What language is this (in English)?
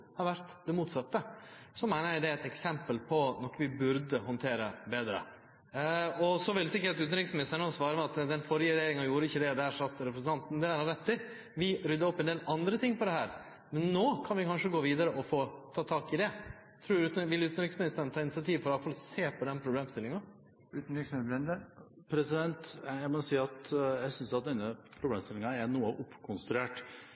Norwegian Nynorsk